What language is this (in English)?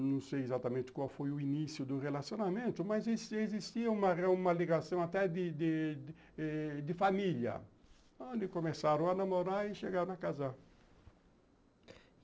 Portuguese